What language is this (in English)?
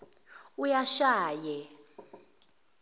Zulu